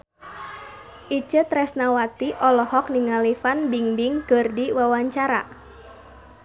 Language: Sundanese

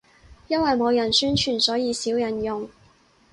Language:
Cantonese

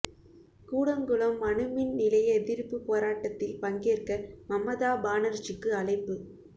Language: Tamil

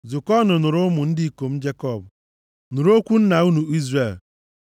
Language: Igbo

